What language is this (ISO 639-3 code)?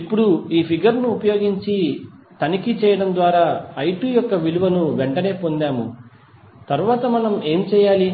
tel